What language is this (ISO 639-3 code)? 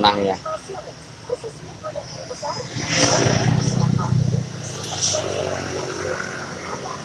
ind